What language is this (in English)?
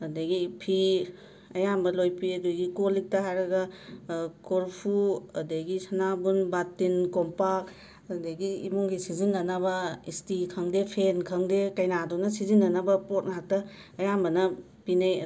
Manipuri